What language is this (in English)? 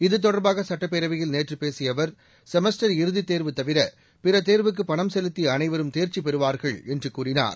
Tamil